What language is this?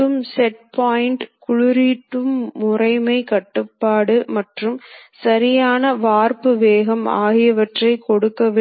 Tamil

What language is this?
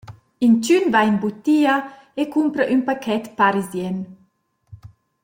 Romansh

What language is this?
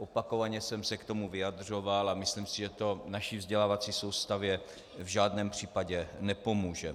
Czech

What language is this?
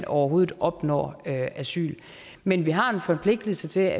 Danish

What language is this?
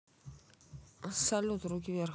Russian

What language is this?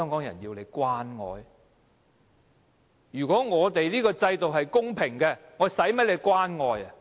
Cantonese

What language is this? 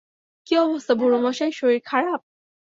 Bangla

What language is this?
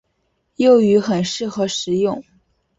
Chinese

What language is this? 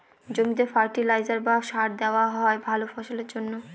Bangla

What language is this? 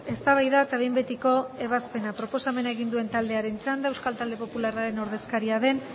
Basque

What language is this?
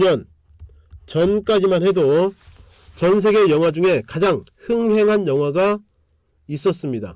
Korean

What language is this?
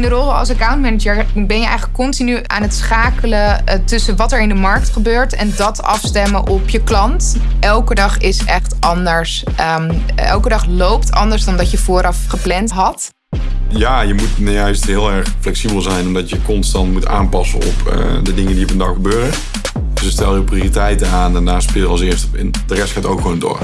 Dutch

